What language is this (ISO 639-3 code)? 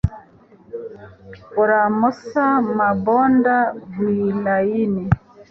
kin